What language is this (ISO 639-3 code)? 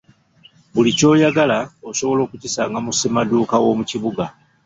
lug